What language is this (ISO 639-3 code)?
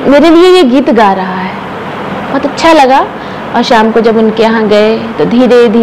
hin